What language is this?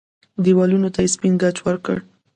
Pashto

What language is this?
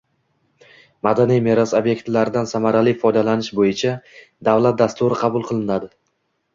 Uzbek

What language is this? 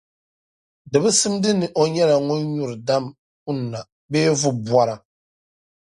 Dagbani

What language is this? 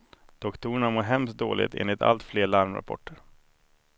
Swedish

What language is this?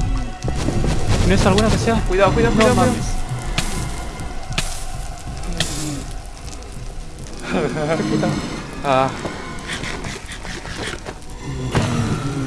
Spanish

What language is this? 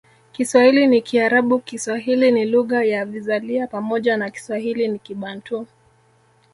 Swahili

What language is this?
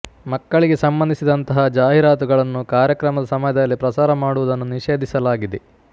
Kannada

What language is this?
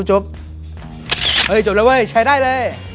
Thai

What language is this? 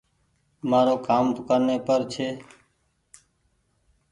Goaria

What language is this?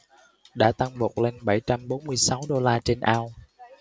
Vietnamese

